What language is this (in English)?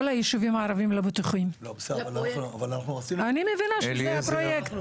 Hebrew